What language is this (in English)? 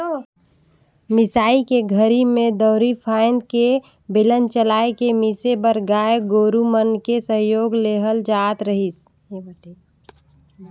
Chhattisgarhi